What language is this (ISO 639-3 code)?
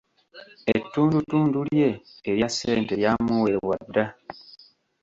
lug